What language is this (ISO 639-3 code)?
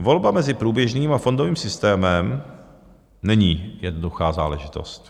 ces